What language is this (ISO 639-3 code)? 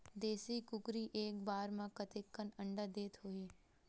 hne